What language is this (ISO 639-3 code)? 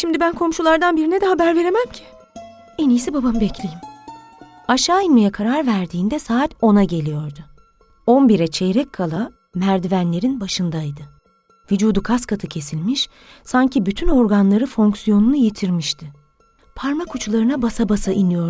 tur